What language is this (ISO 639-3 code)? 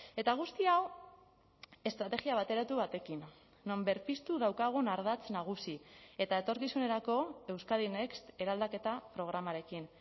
eus